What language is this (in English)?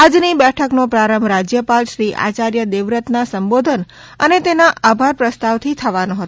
Gujarati